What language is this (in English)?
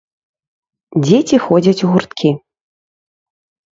Belarusian